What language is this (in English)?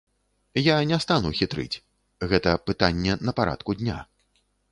Belarusian